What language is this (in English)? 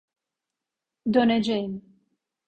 Turkish